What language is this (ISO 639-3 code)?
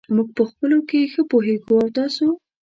pus